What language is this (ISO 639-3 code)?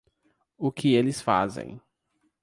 por